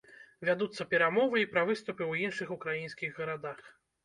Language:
Belarusian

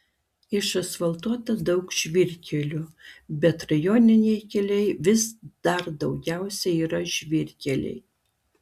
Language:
Lithuanian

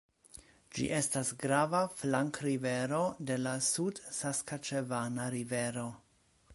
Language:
Esperanto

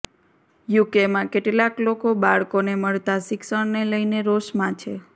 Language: Gujarati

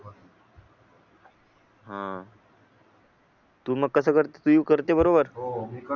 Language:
Marathi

